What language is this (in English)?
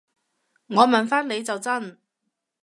Cantonese